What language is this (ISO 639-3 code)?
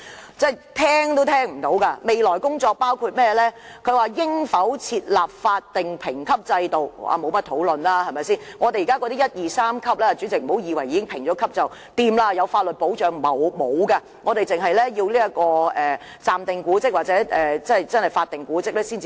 yue